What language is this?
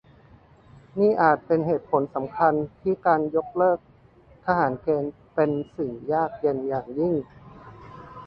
Thai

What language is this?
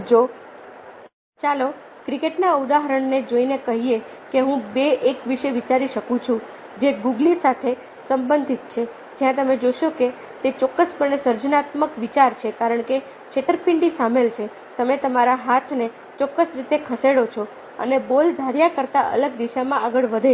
Gujarati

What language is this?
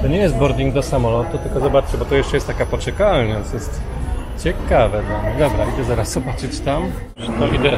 Polish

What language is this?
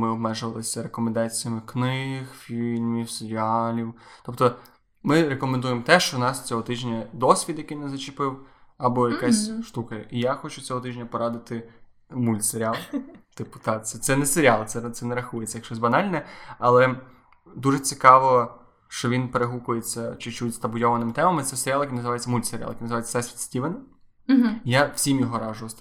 Ukrainian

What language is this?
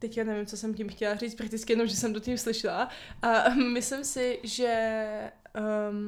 Czech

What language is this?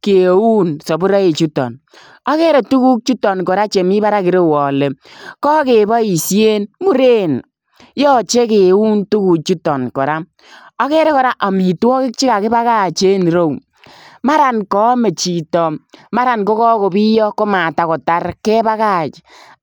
Kalenjin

